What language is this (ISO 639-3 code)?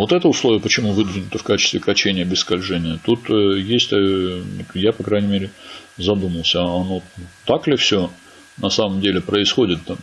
rus